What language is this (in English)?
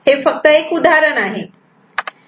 Marathi